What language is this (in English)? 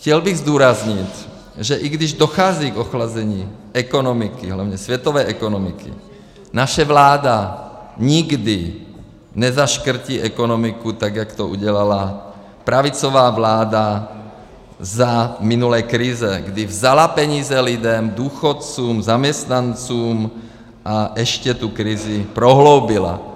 Czech